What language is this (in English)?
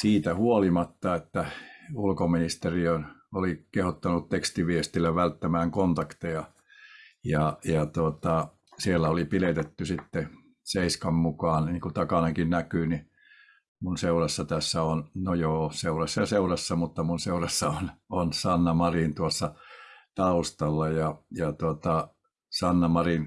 Finnish